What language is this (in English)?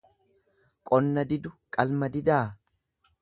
Oromo